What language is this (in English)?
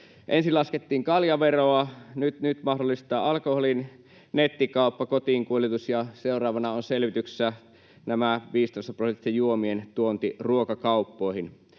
Finnish